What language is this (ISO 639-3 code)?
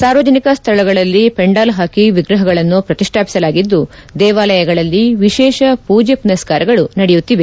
kan